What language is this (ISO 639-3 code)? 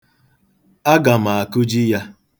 ibo